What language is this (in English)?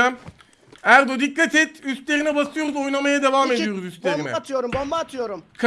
Turkish